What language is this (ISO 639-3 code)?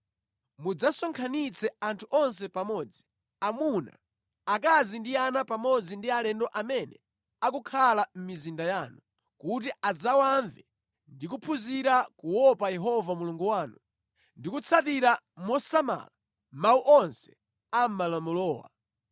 nya